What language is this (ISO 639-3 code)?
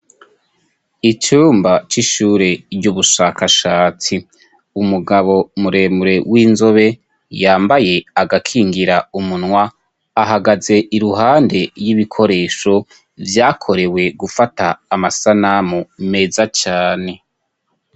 run